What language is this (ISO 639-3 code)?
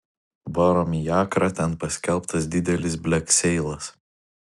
lit